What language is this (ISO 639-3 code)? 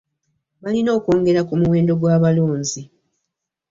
lug